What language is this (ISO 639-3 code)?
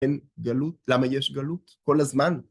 heb